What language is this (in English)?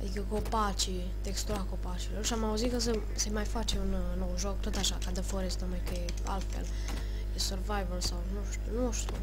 Romanian